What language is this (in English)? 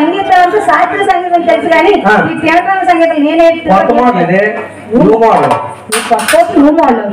Telugu